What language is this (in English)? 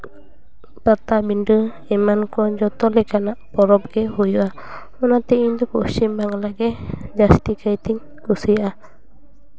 Santali